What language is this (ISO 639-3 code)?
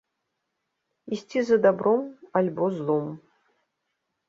bel